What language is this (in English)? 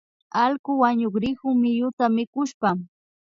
Imbabura Highland Quichua